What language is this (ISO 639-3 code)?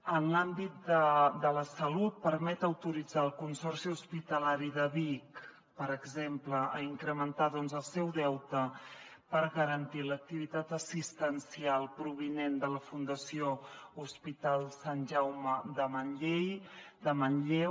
cat